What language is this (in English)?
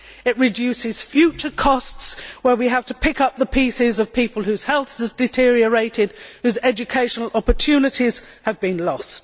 English